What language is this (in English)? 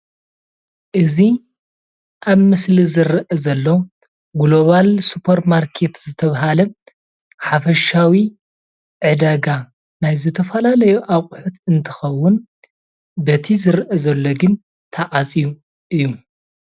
Tigrinya